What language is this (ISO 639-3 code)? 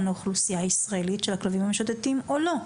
heb